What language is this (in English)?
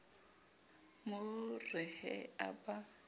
Southern Sotho